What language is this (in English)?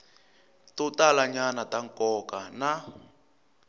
Tsonga